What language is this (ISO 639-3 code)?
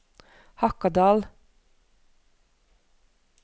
nor